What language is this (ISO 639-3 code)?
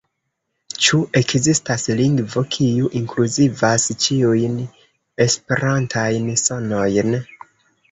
epo